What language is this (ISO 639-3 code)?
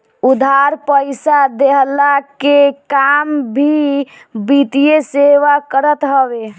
bho